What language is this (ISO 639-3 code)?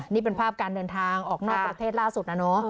tha